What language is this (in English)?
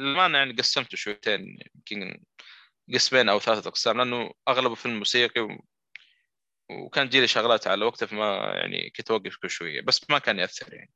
Arabic